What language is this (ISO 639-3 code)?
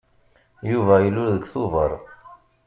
kab